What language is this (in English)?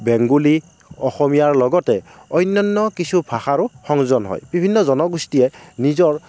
Assamese